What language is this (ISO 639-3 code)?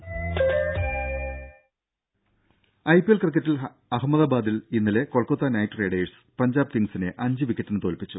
mal